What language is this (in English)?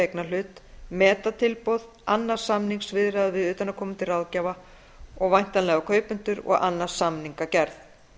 Icelandic